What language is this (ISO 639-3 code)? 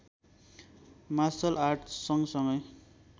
nep